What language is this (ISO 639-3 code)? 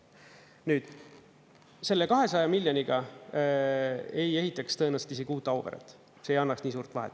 est